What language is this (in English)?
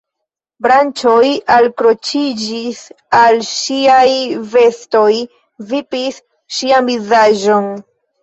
Esperanto